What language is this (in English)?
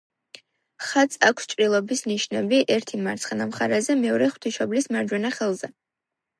Georgian